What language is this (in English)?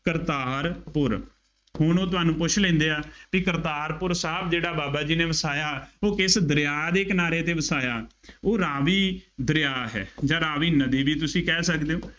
Punjabi